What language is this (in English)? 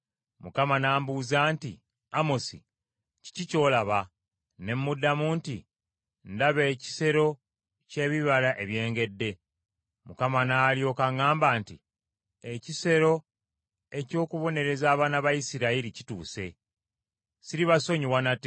Ganda